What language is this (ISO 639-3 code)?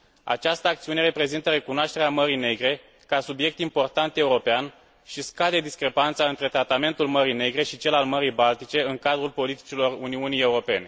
ron